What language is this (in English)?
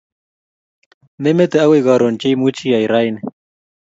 Kalenjin